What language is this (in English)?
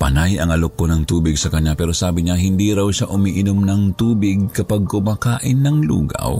Filipino